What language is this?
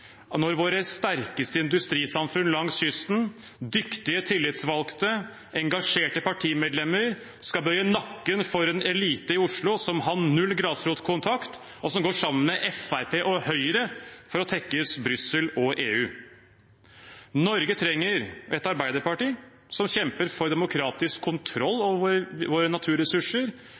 Norwegian Bokmål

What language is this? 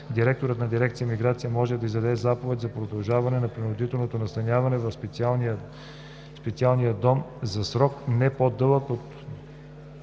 Bulgarian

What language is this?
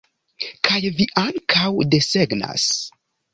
Esperanto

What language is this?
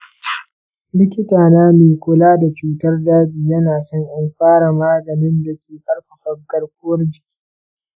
Hausa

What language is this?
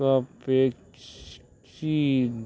Konkani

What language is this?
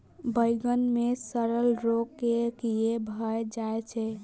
Maithili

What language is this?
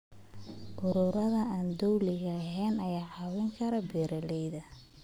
Somali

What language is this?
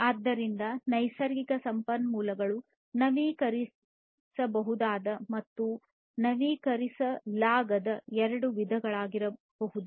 Kannada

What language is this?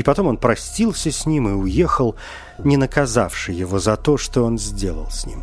Russian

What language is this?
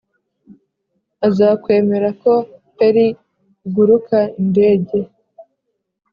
Kinyarwanda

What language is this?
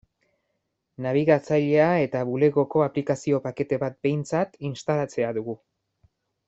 Basque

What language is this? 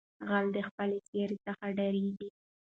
Pashto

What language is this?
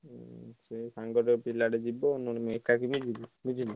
Odia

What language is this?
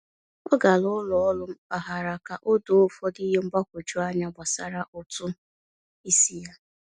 Igbo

